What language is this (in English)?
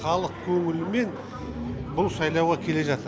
Kazakh